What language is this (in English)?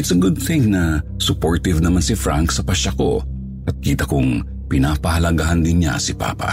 Filipino